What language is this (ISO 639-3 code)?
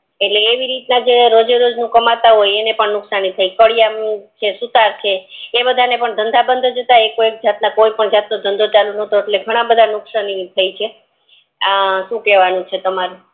guj